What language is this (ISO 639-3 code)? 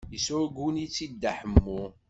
kab